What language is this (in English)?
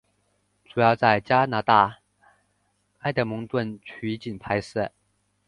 Chinese